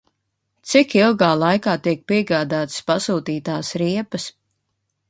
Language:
Latvian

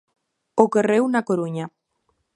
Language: Galician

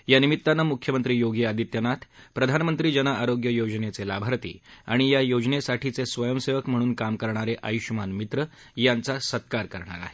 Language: Marathi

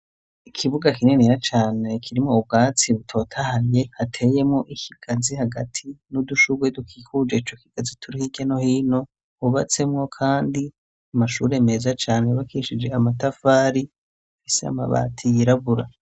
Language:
Rundi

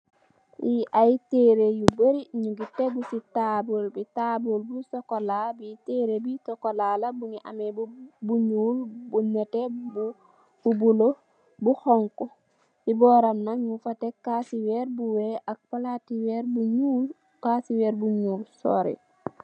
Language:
Wolof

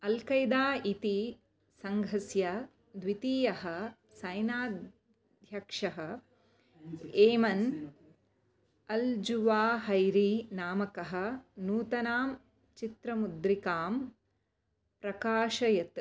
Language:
Sanskrit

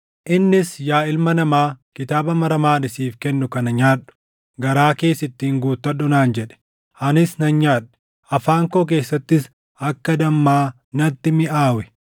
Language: Oromo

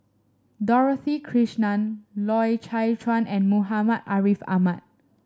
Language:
English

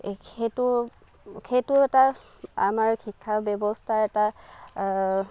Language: Assamese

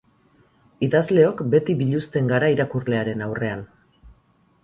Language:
Basque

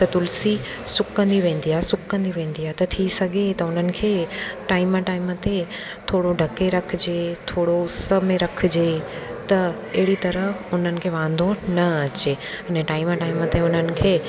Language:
Sindhi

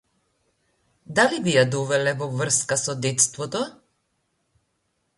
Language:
Macedonian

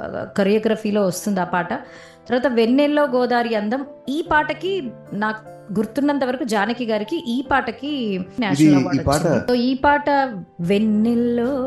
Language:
Telugu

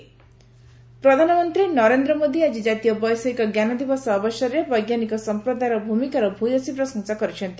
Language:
Odia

